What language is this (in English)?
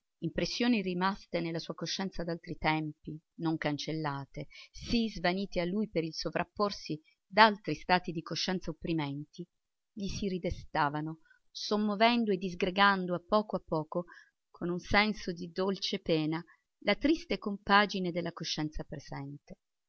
Italian